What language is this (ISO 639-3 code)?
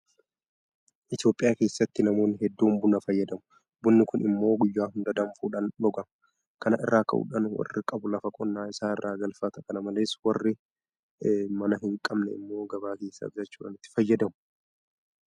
orm